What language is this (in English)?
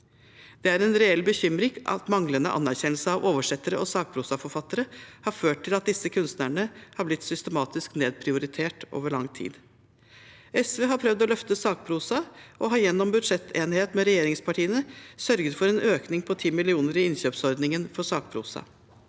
Norwegian